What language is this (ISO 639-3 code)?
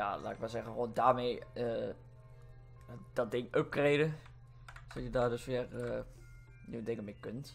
nld